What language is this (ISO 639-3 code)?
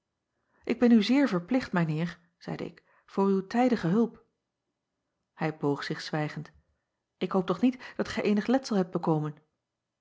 nld